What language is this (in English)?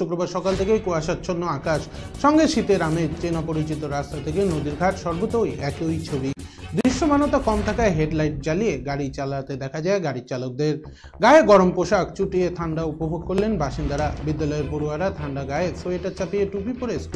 Romanian